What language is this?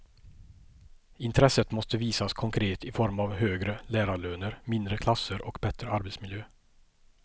Swedish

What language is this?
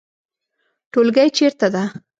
Pashto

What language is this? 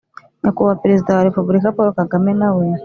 Kinyarwanda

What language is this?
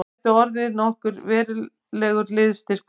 Icelandic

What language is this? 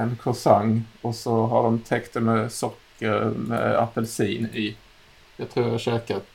Swedish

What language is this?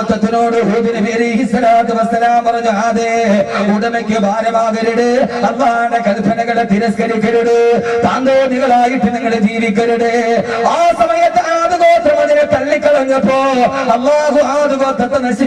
Arabic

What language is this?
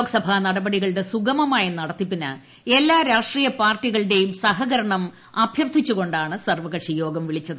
Malayalam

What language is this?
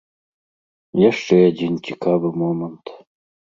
Belarusian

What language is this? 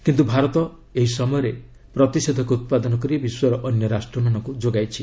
Odia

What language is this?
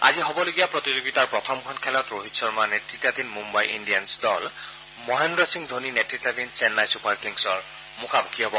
Assamese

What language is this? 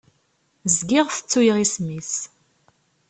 Kabyle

